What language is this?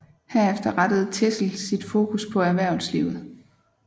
Danish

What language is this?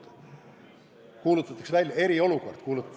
Estonian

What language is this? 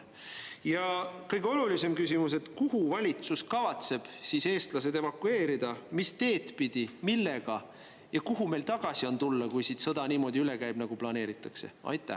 Estonian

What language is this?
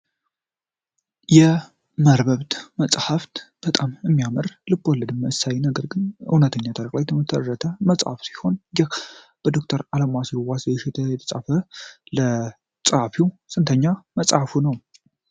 Amharic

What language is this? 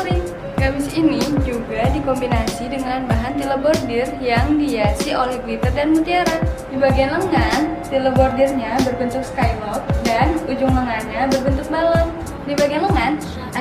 Indonesian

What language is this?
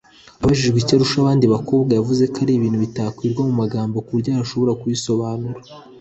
Kinyarwanda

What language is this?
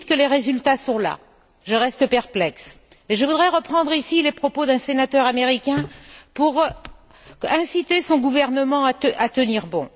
French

